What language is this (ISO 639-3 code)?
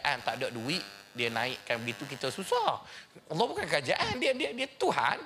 msa